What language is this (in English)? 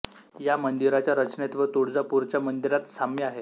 Marathi